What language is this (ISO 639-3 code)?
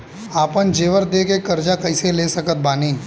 bho